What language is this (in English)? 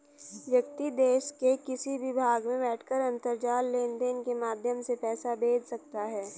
Hindi